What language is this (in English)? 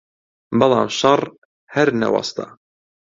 Central Kurdish